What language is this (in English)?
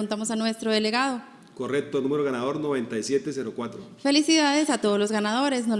Spanish